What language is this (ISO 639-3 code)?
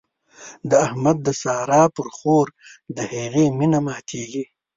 pus